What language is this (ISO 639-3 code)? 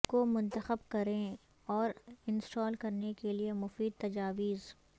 urd